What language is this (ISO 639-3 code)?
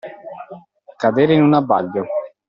ita